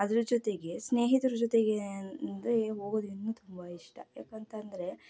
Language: Kannada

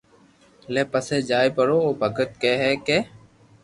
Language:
Loarki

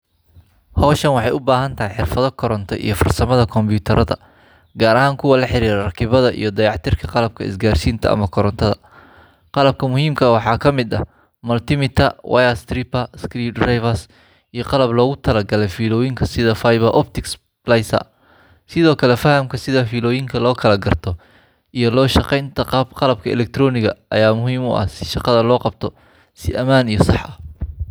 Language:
Somali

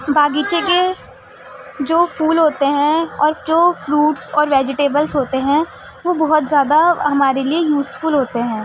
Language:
Urdu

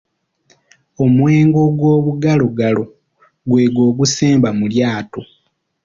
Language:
Ganda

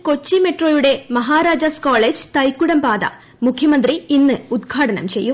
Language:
Malayalam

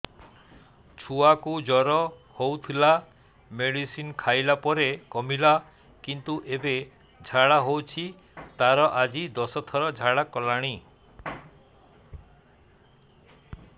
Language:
Odia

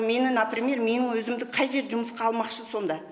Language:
Kazakh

